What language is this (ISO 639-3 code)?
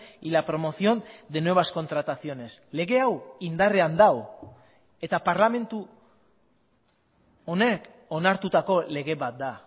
eus